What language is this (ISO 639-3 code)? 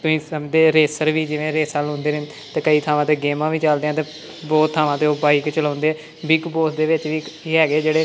pan